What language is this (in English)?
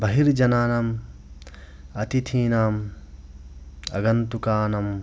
Sanskrit